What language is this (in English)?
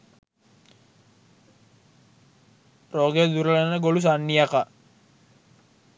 Sinhala